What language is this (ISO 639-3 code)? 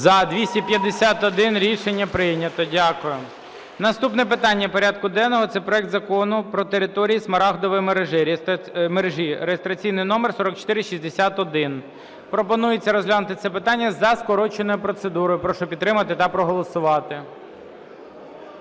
ukr